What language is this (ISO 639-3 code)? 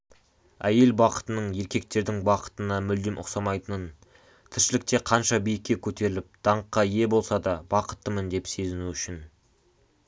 kaz